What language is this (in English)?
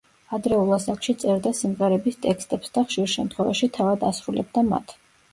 Georgian